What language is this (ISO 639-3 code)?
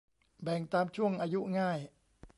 tha